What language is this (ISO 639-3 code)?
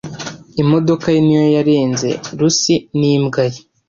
kin